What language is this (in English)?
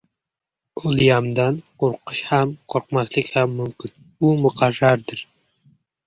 Uzbek